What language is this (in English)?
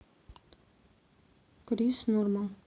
Russian